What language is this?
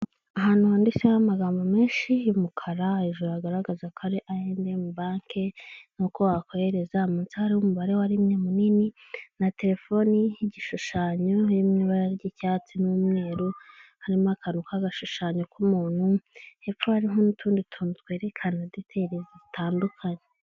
Kinyarwanda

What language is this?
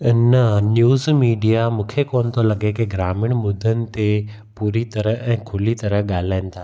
Sindhi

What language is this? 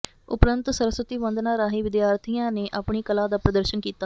Punjabi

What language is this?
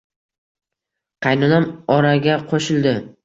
Uzbek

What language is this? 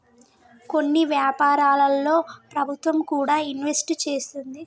Telugu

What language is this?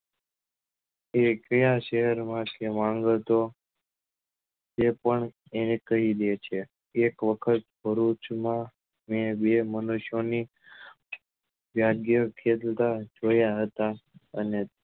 Gujarati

